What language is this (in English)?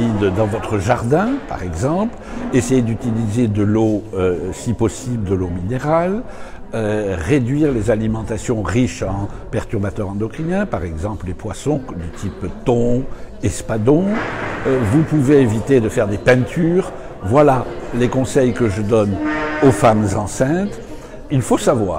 French